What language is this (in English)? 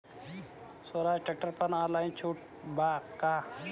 Bhojpuri